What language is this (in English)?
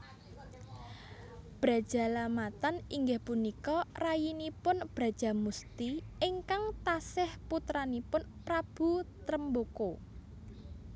Javanese